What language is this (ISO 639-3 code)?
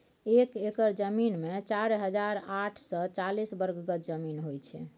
mai